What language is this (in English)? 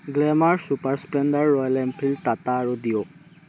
Assamese